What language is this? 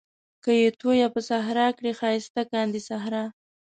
Pashto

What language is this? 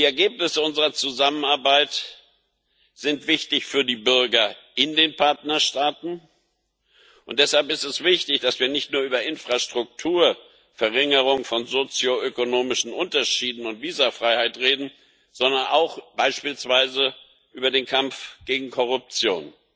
German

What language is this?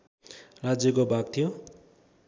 Nepali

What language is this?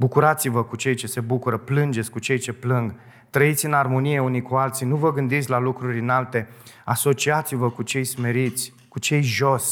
Romanian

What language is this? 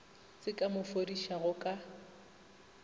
Northern Sotho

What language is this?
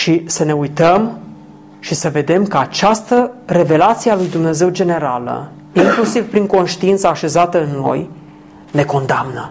Romanian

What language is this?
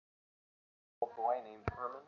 Bangla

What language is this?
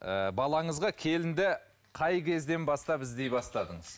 Kazakh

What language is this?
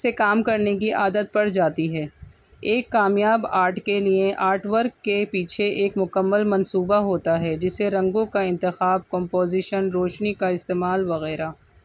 Urdu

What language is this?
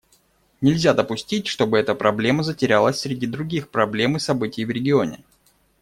Russian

